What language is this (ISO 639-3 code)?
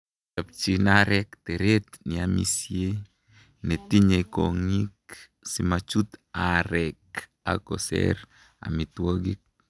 kln